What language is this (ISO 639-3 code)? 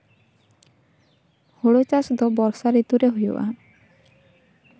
sat